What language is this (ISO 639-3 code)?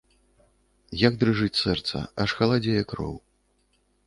bel